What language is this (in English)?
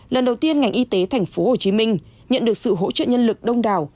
Vietnamese